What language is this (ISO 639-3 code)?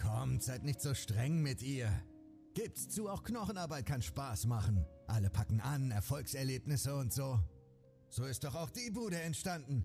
deu